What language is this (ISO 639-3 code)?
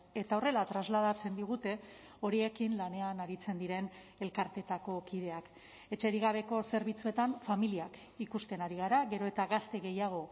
eus